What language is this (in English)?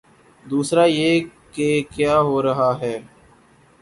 Urdu